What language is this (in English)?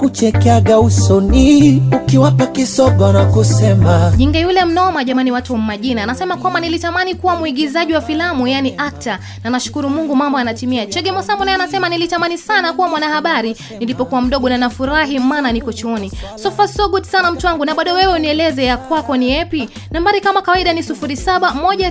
Swahili